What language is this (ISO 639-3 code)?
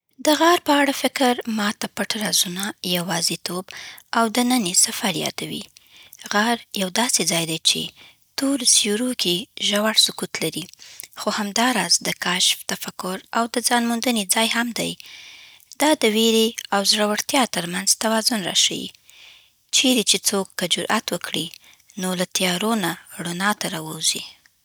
pbt